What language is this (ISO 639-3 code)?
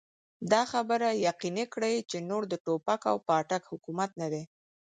pus